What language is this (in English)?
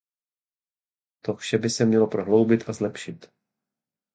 Czech